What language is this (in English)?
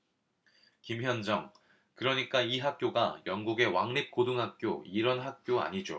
Korean